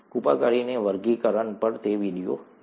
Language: Gujarati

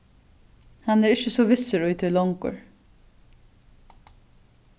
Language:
Faroese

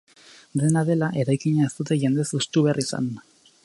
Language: Basque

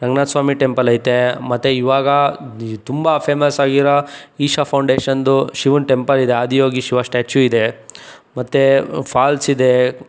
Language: Kannada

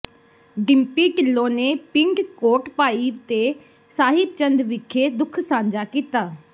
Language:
Punjabi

